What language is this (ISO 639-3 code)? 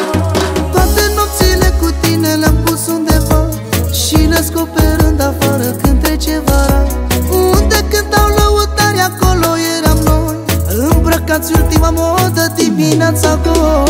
ron